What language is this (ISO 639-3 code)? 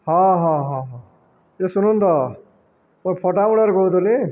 ori